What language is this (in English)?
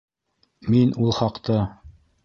Bashkir